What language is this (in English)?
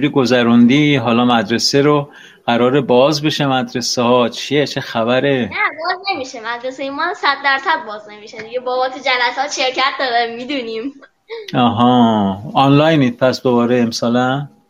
Persian